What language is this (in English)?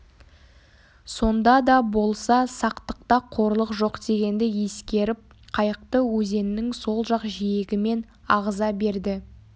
Kazakh